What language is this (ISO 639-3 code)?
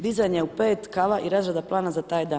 hrv